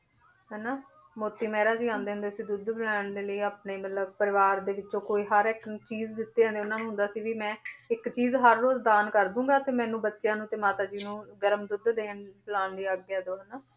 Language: Punjabi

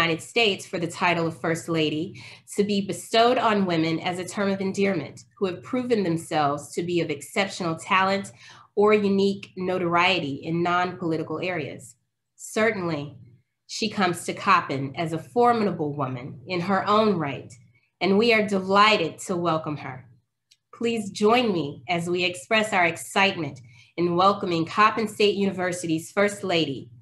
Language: English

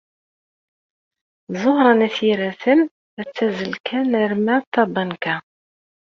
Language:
Kabyle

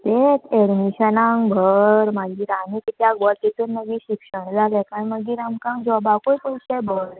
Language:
Konkani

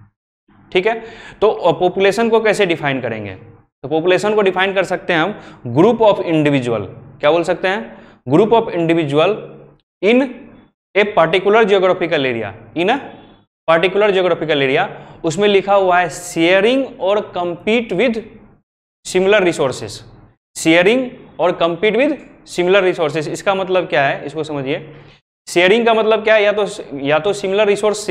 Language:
Hindi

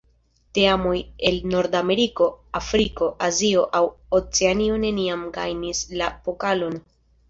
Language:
Esperanto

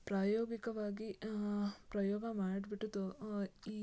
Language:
Kannada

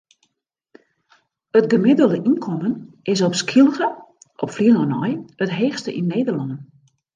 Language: Western Frisian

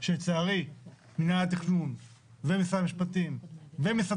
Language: Hebrew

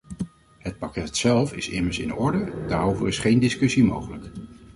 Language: Dutch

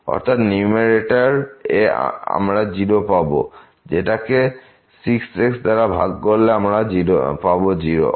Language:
Bangla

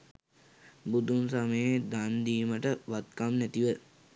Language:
Sinhala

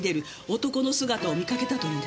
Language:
Japanese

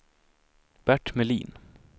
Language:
Swedish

